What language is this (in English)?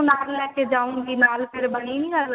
Punjabi